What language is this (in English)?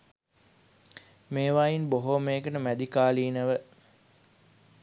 Sinhala